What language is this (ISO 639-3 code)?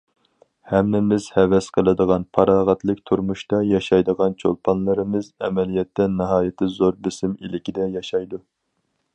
uig